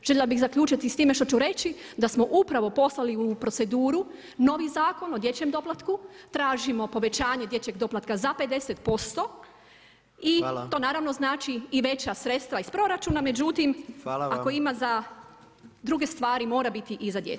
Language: Croatian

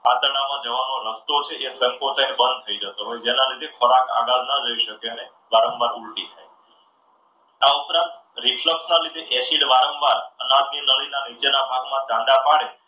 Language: Gujarati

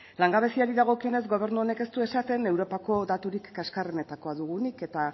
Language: Basque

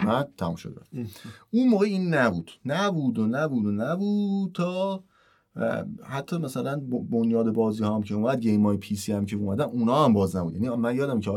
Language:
Persian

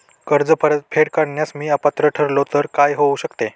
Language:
Marathi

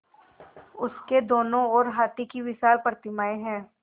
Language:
Hindi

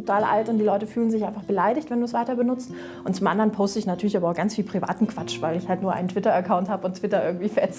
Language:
German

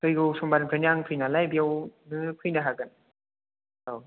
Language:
Bodo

